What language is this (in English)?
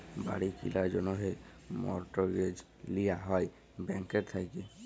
Bangla